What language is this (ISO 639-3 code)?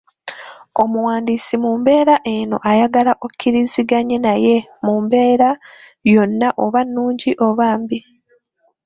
lug